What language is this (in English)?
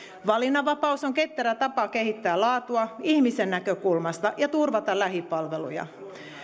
Finnish